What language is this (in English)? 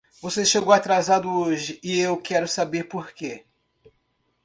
Portuguese